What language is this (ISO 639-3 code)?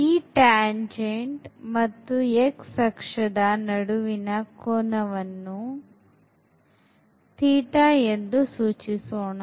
kan